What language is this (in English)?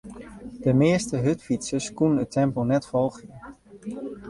Western Frisian